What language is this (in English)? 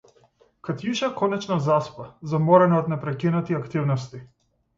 Macedonian